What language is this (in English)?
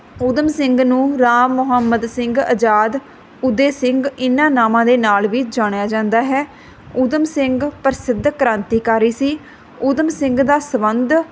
Punjabi